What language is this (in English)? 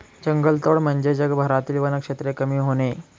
Marathi